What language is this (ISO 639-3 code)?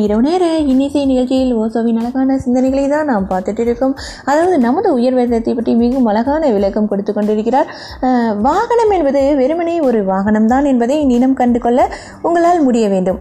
tam